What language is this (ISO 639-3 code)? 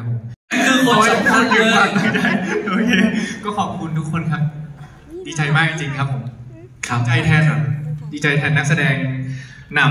tha